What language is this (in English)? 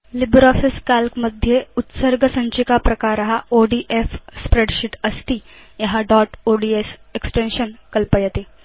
Sanskrit